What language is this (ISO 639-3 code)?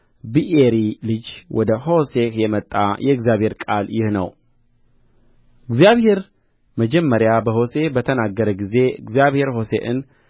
amh